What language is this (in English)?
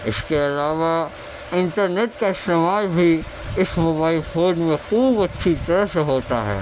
Urdu